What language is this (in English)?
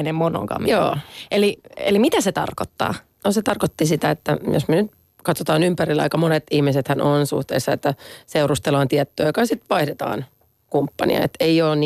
Finnish